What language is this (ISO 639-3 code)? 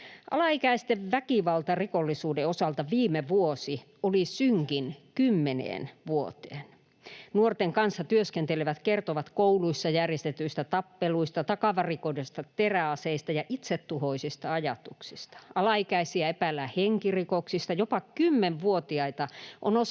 fin